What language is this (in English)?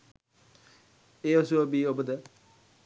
Sinhala